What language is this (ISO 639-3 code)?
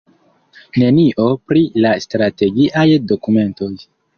epo